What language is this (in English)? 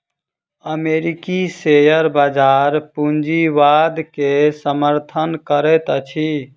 Maithili